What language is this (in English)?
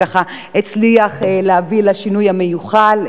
Hebrew